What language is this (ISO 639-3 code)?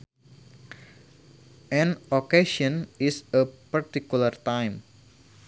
sun